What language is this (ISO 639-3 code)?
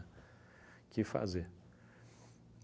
por